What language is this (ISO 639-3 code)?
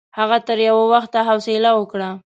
pus